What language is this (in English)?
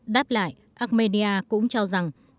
Vietnamese